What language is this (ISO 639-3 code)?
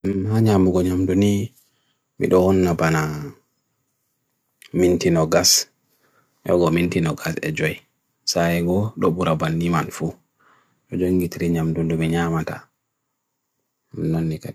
fui